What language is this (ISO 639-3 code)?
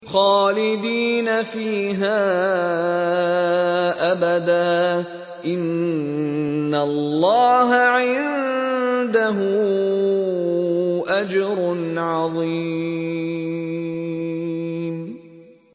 ara